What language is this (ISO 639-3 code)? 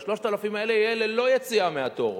heb